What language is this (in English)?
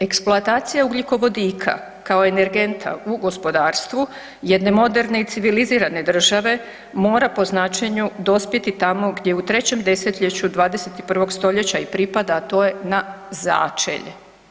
Croatian